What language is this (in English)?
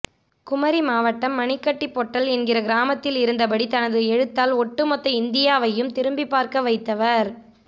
Tamil